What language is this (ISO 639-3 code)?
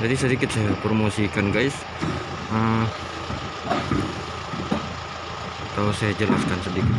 ind